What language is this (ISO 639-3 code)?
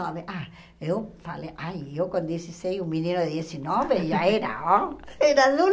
por